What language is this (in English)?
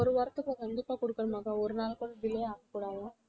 Tamil